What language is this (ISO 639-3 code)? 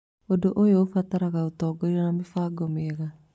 kik